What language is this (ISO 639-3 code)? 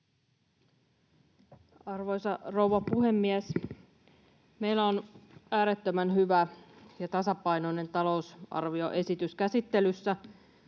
fin